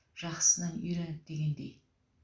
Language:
Kazakh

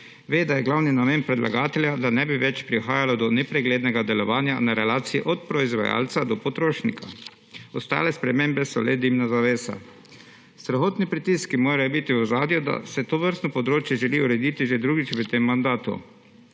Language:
Slovenian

